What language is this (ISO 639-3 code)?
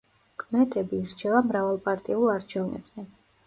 kat